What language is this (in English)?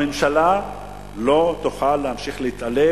Hebrew